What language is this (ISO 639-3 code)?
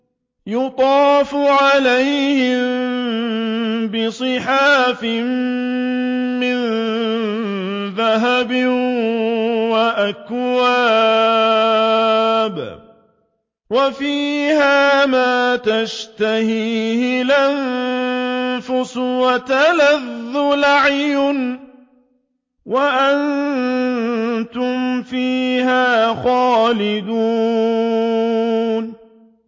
ara